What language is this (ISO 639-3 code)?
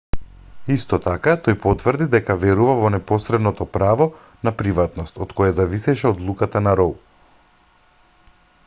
mkd